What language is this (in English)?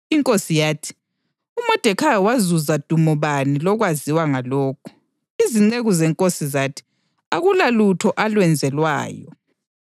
North Ndebele